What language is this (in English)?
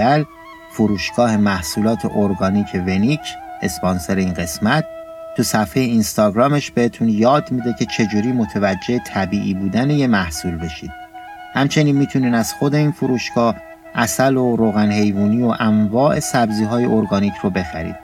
Persian